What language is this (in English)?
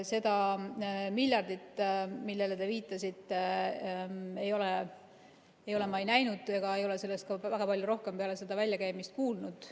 Estonian